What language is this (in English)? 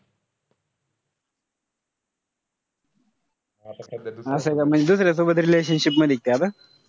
Marathi